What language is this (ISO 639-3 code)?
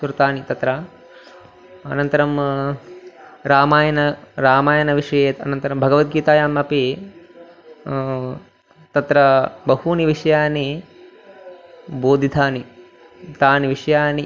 san